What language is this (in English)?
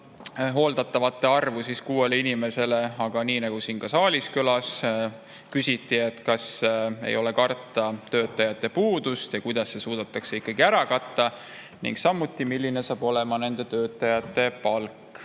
Estonian